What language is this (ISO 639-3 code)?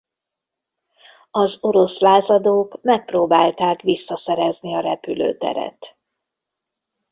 hun